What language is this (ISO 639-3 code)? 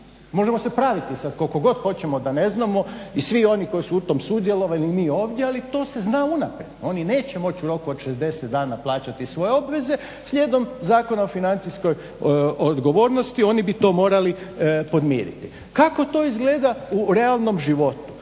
hrv